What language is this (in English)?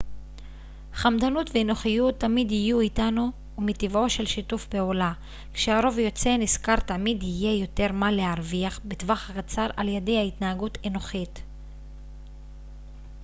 Hebrew